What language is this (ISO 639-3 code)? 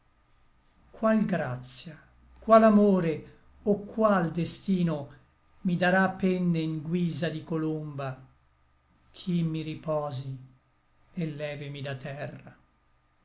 ita